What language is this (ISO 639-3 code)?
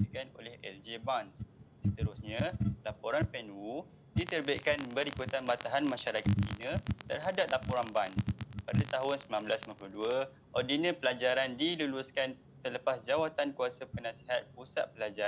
msa